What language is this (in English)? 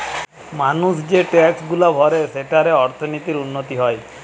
Bangla